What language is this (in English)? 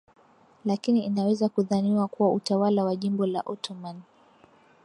Swahili